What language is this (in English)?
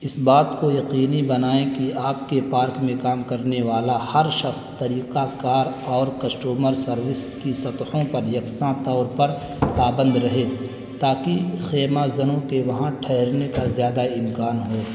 Urdu